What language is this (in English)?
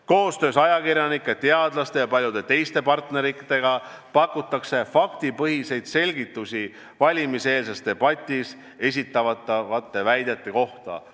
Estonian